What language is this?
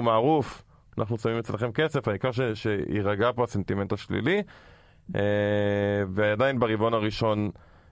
Hebrew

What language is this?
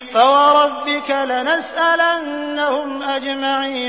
Arabic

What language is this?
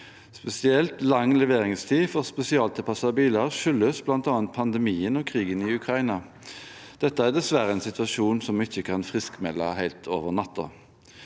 Norwegian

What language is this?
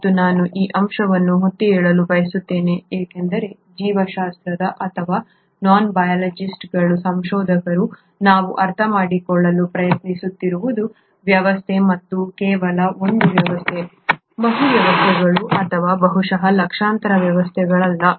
Kannada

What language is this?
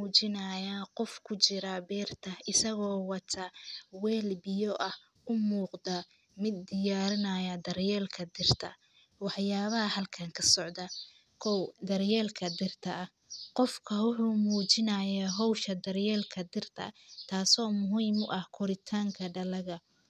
Somali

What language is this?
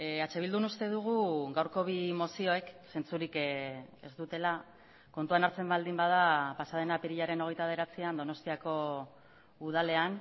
Basque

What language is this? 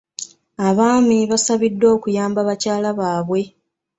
Ganda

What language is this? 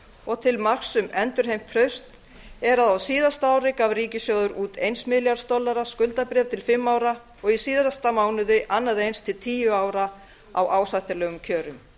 Icelandic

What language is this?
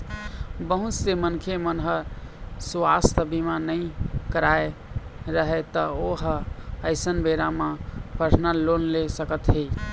Chhattisgarhi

